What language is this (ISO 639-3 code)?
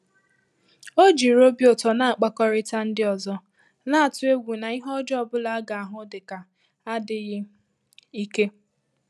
ibo